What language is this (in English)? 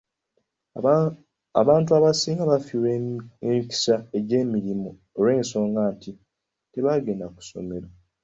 Ganda